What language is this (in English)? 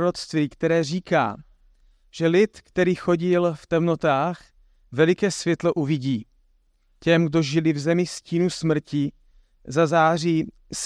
Czech